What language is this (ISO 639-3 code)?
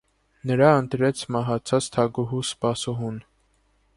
hye